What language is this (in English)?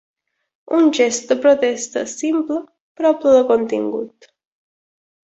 Catalan